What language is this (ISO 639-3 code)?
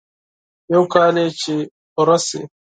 pus